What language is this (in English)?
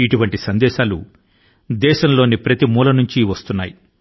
Telugu